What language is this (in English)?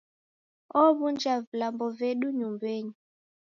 Taita